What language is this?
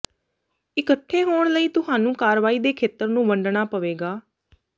Punjabi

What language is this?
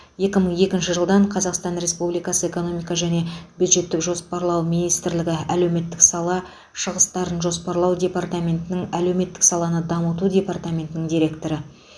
Kazakh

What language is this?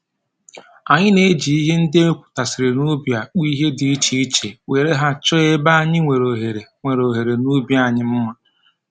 Igbo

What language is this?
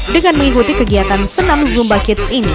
Indonesian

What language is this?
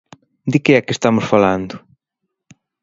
Galician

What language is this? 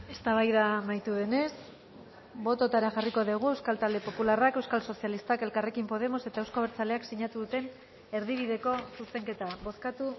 Basque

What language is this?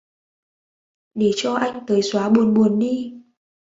Vietnamese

